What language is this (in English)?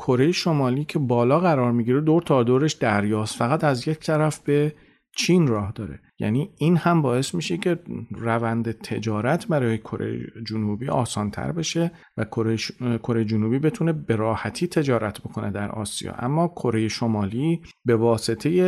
Persian